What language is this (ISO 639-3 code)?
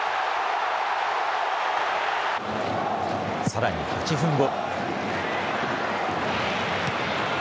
jpn